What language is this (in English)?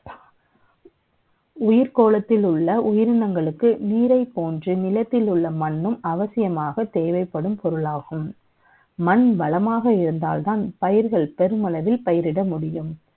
Tamil